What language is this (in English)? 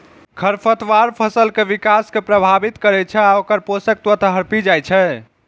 Maithili